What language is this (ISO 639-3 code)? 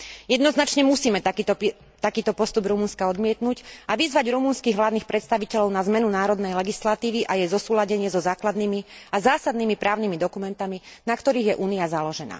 slk